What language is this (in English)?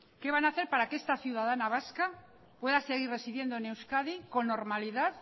Spanish